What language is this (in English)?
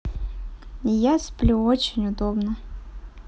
Russian